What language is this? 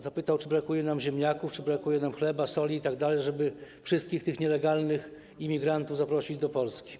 Polish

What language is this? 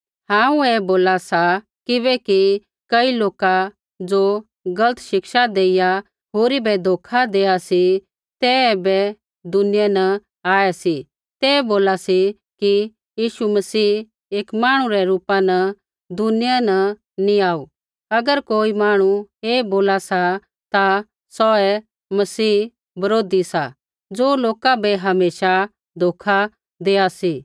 Kullu Pahari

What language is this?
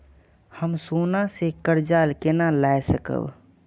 Maithili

